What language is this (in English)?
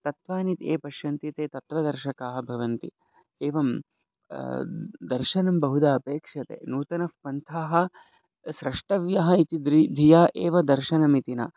Sanskrit